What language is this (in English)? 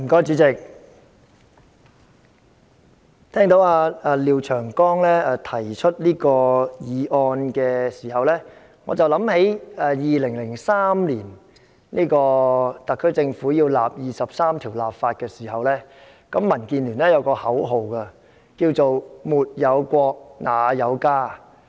Cantonese